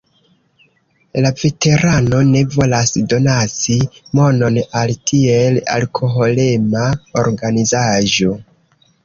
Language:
Esperanto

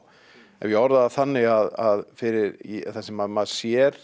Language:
Icelandic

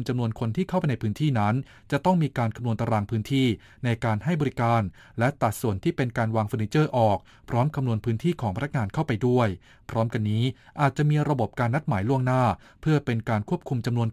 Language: Thai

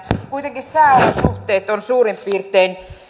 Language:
Finnish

